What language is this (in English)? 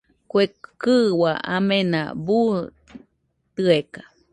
Nüpode Huitoto